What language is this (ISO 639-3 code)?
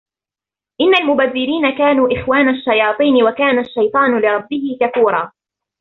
ara